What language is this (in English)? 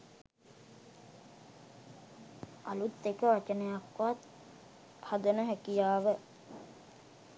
Sinhala